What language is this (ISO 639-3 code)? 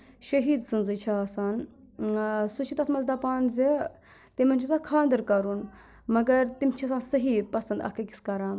kas